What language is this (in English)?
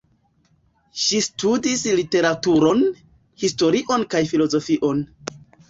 Esperanto